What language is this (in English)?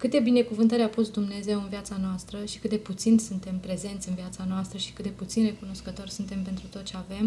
Romanian